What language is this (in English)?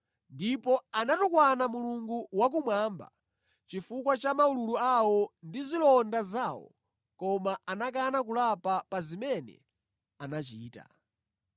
Nyanja